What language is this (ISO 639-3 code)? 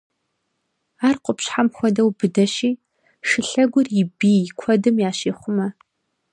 kbd